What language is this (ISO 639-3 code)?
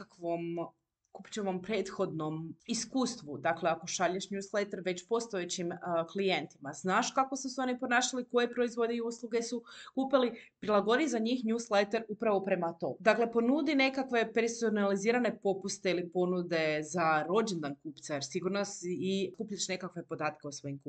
hrv